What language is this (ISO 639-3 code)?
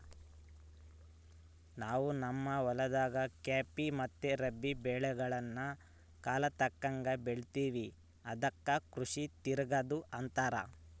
kan